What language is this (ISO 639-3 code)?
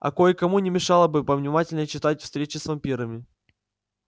rus